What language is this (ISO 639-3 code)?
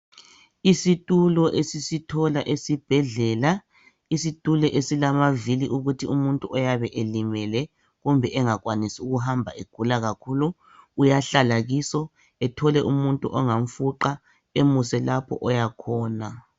nde